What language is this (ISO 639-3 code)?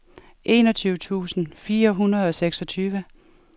dan